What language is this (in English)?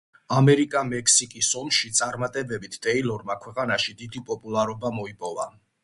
Georgian